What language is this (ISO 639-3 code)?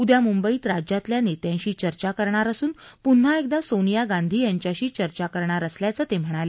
mar